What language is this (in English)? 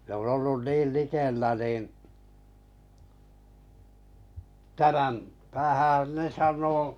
Finnish